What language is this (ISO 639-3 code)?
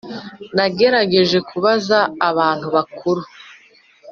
kin